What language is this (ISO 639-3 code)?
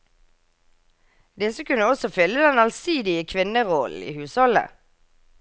nor